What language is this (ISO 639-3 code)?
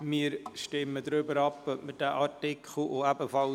gsw